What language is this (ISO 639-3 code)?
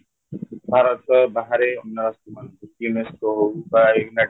ori